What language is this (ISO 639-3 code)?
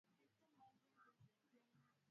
swa